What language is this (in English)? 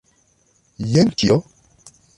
Esperanto